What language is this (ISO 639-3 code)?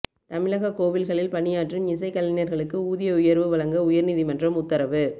tam